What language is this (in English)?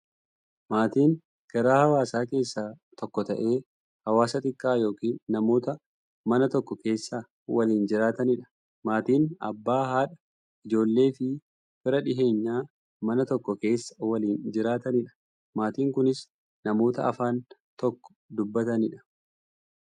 Oromo